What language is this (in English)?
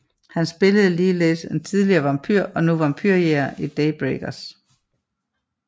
Danish